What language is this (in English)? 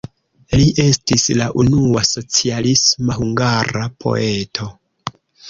Esperanto